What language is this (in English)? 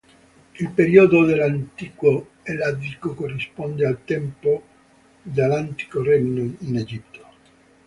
Italian